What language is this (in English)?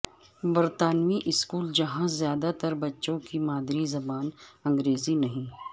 Urdu